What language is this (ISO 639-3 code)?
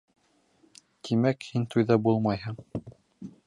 bak